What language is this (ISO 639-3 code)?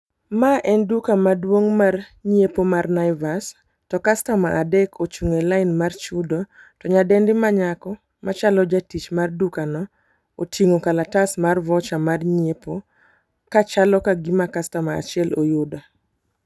luo